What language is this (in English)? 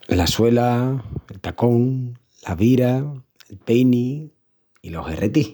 Extremaduran